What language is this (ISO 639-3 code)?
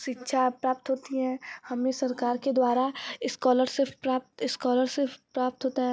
hin